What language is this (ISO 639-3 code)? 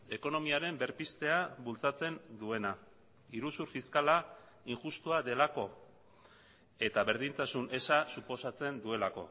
eus